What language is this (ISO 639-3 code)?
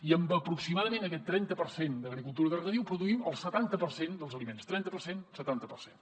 cat